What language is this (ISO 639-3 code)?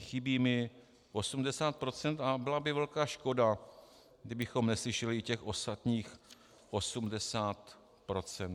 ces